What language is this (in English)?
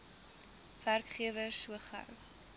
Afrikaans